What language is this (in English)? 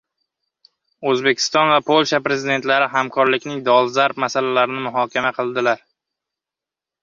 Uzbek